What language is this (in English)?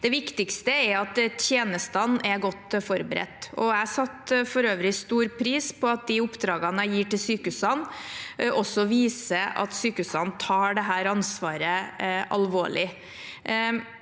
Norwegian